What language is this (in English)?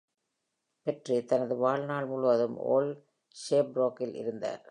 Tamil